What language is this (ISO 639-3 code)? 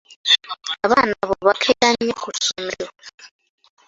lug